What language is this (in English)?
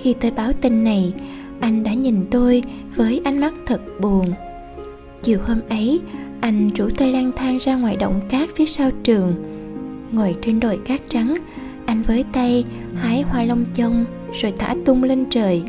Vietnamese